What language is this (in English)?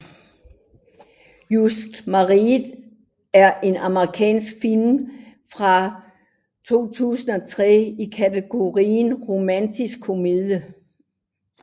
Danish